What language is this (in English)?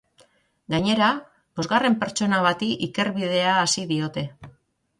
Basque